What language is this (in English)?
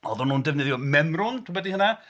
Welsh